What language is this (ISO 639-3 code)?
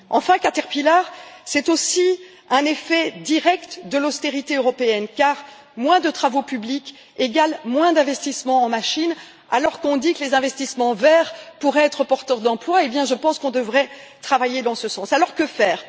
fra